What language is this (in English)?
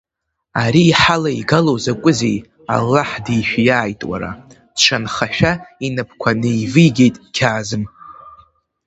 Abkhazian